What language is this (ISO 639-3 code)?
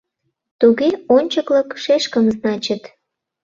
chm